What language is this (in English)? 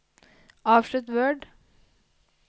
Norwegian